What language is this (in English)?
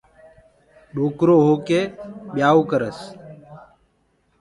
Gurgula